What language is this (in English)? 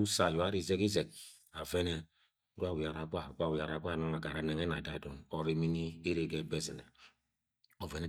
Agwagwune